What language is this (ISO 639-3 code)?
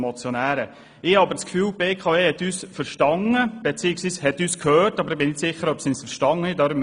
gsw